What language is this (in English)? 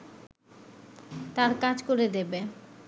Bangla